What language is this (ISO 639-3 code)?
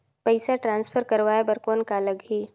hne